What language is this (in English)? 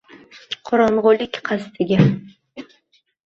Uzbek